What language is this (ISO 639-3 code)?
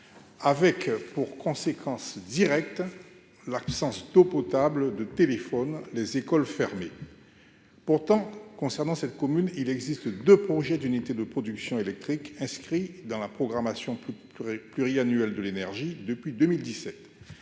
fra